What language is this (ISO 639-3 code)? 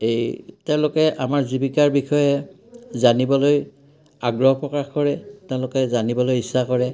asm